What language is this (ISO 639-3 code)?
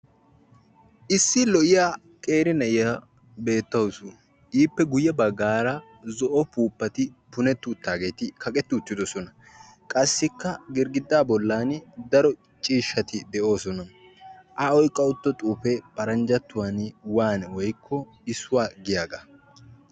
wal